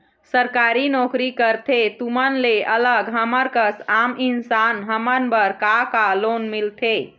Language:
Chhattisgarhi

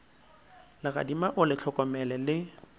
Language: Northern Sotho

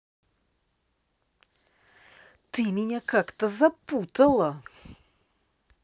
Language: Russian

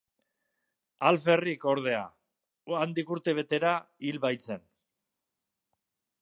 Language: Basque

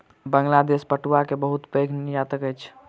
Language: Maithili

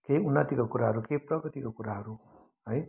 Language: Nepali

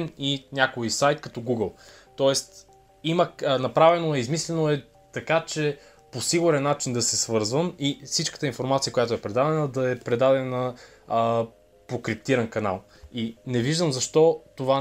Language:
Bulgarian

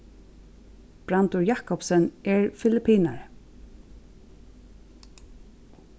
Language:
Faroese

